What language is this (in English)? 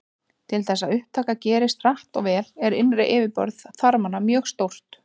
Icelandic